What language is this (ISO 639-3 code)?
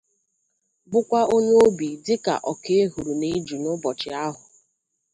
ibo